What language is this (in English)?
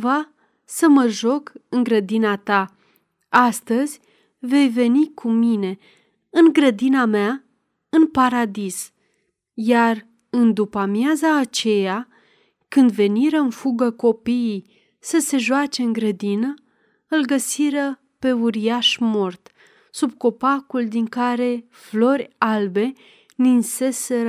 Romanian